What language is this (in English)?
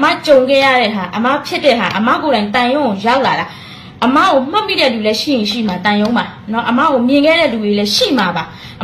Thai